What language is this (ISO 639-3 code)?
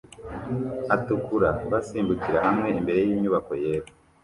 kin